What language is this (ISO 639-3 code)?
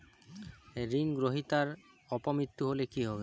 ben